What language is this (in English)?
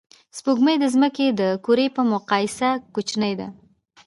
Pashto